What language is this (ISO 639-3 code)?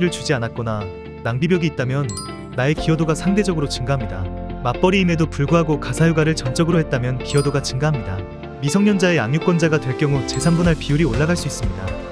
kor